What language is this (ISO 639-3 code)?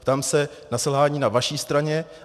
ces